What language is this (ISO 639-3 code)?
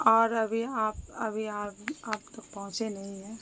urd